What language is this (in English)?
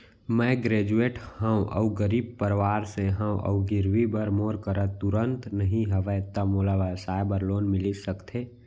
Chhattisgarhi